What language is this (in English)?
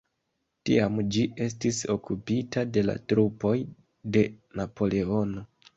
Esperanto